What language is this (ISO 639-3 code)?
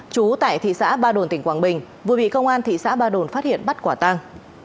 vie